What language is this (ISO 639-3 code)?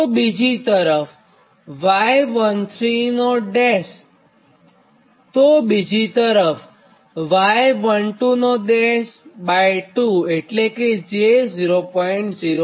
guj